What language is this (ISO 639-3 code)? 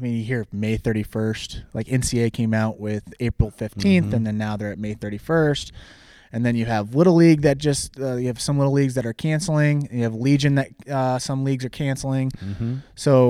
eng